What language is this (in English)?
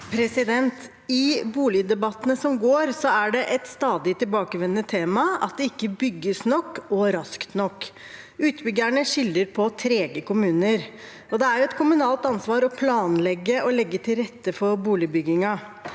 Norwegian